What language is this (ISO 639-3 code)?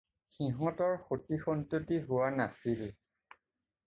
asm